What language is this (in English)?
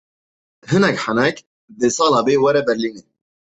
Kurdish